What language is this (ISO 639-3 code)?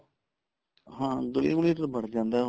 pan